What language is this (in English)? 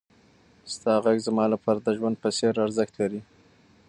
Pashto